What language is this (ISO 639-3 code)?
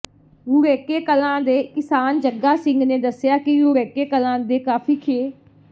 pan